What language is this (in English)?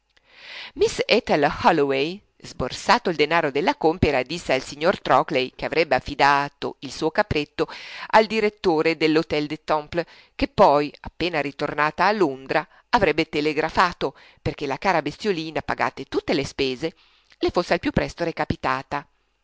Italian